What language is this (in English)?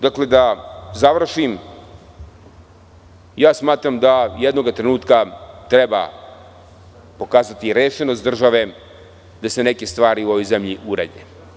Serbian